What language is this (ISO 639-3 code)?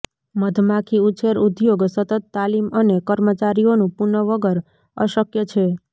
guj